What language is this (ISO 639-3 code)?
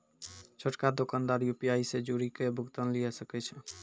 mai